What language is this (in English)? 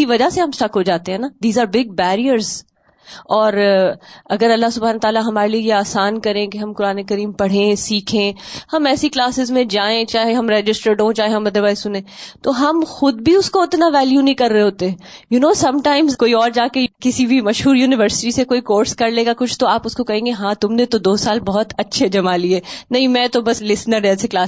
Urdu